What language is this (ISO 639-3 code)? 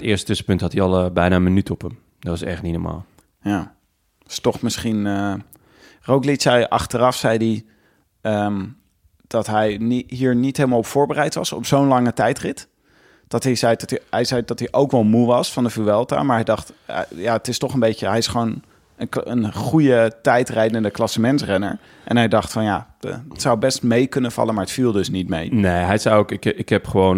nld